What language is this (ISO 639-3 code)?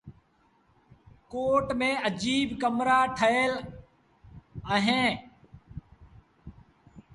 sbn